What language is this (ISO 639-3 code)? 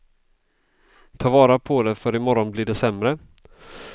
swe